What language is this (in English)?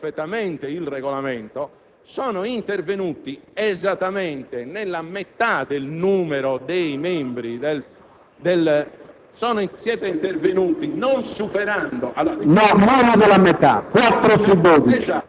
Italian